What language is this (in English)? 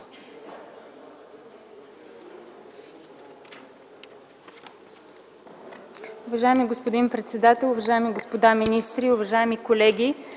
Bulgarian